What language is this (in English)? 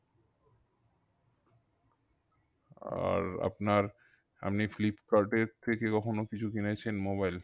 Bangla